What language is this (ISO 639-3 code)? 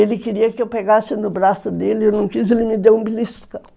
por